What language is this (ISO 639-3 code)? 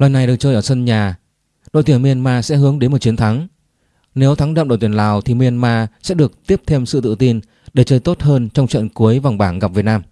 vie